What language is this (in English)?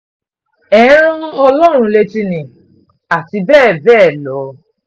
Yoruba